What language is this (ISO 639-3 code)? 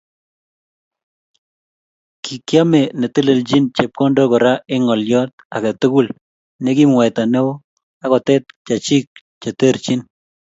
kln